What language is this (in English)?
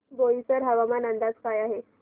Marathi